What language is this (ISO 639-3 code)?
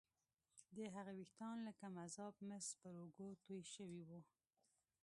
pus